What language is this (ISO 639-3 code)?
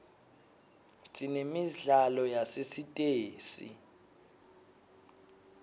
ssw